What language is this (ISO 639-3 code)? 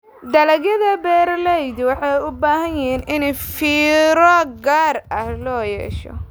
som